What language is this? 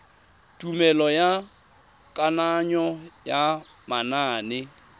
Tswana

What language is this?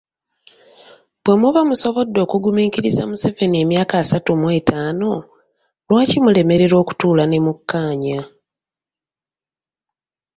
Ganda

